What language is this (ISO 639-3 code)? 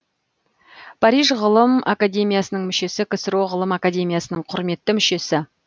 kaz